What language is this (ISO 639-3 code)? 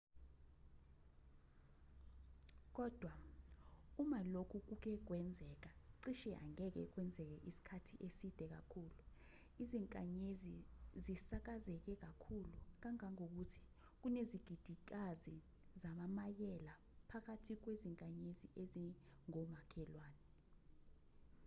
zul